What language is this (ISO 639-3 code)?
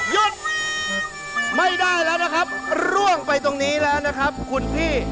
tha